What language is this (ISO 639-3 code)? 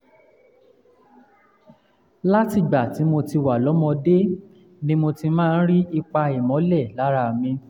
yor